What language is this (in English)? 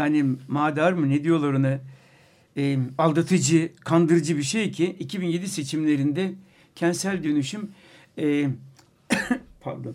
Turkish